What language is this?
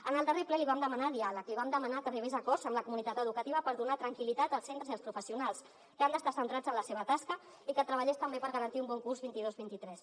Catalan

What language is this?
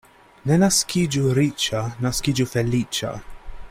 Esperanto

